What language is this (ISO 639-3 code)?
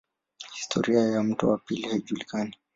swa